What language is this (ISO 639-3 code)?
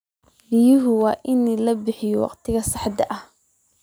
som